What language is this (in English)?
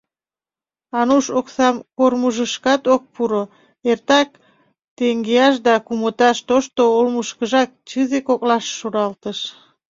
Mari